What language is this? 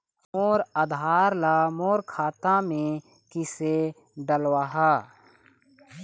Chhattisgarhi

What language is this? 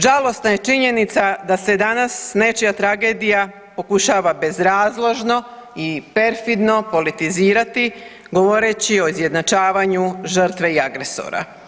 Croatian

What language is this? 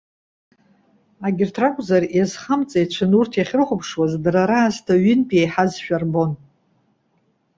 Abkhazian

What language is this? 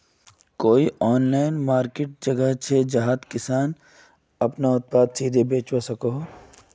Magahi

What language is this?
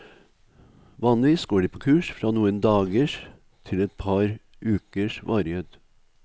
Norwegian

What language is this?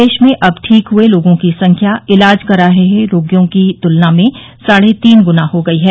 Hindi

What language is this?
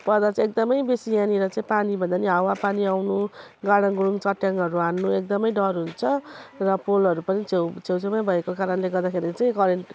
Nepali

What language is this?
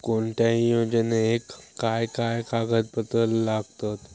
Marathi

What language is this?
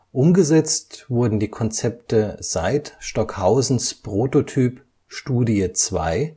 German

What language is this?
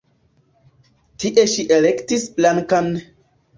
Esperanto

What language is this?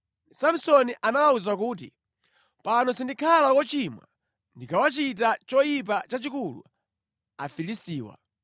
Nyanja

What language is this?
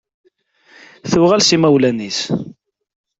Kabyle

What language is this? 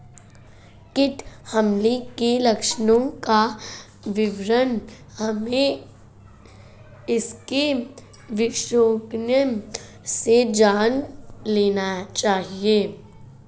Hindi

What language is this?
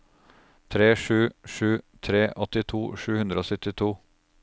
Norwegian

